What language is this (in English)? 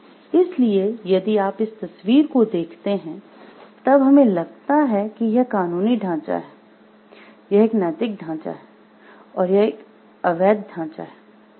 Hindi